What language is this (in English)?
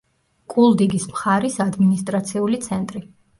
Georgian